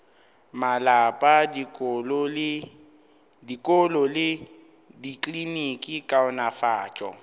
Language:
Northern Sotho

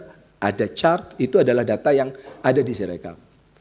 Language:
Indonesian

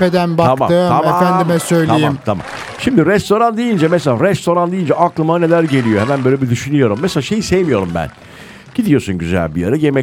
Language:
Turkish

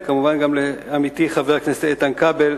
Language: Hebrew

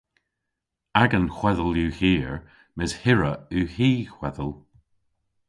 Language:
Cornish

